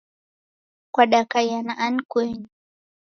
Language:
Taita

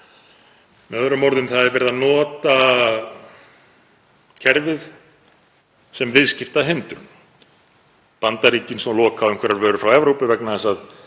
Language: Icelandic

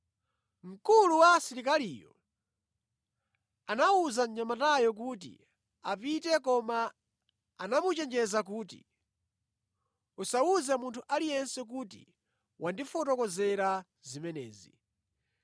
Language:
Nyanja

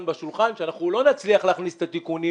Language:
Hebrew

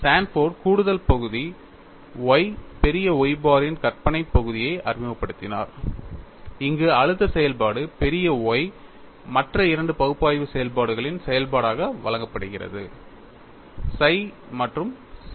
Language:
Tamil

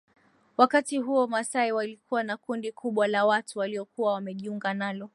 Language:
Swahili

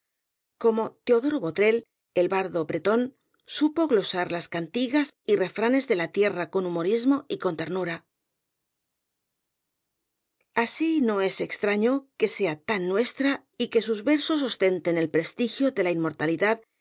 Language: Spanish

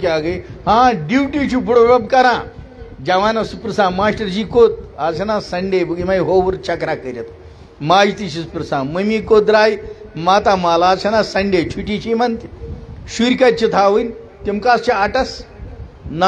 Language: Romanian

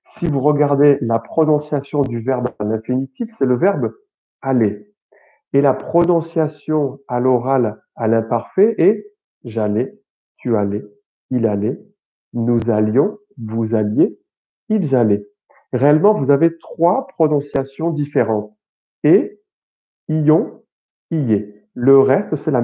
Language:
French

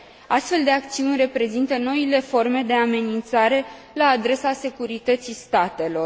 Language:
Romanian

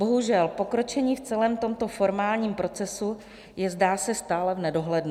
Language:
Czech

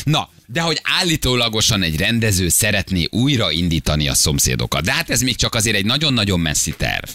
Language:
Hungarian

